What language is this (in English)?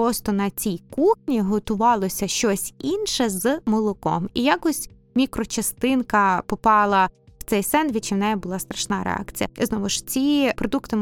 Ukrainian